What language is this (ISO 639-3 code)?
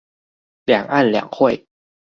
zho